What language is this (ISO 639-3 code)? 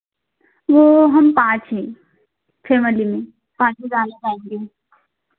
hin